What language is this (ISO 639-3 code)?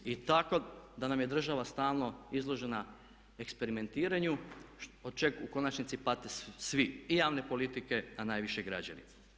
hrv